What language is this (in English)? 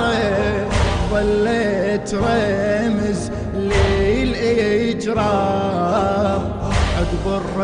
Arabic